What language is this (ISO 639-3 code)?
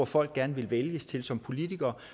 dan